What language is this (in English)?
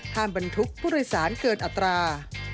Thai